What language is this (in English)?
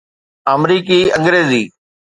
Sindhi